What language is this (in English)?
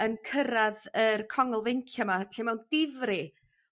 Welsh